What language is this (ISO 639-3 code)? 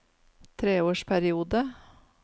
nor